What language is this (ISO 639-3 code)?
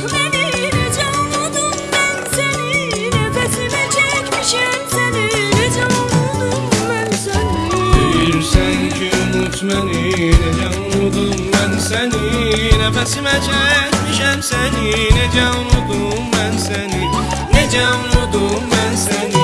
aze